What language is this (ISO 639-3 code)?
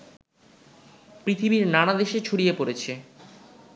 ben